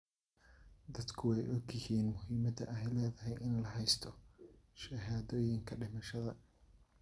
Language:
Somali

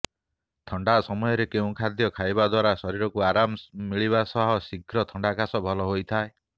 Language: Odia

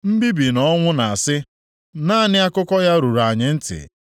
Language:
Igbo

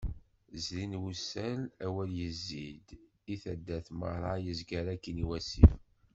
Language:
Kabyle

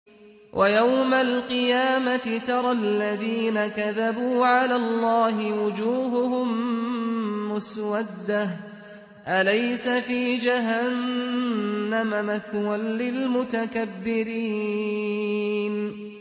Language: Arabic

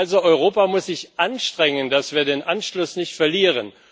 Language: German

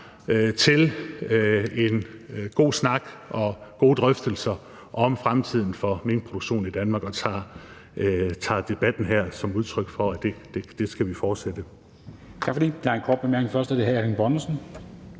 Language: Danish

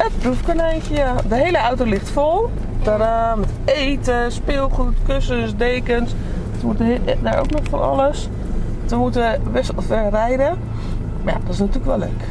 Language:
Dutch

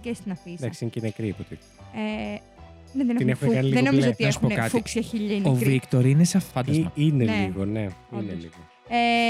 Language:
Greek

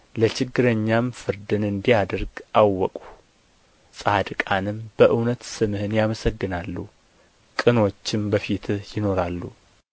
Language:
Amharic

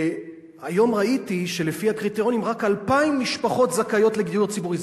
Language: Hebrew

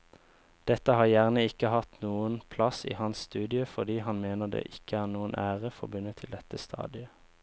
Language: Norwegian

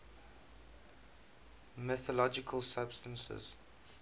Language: English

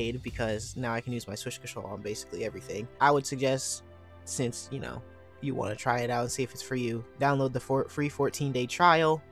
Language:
English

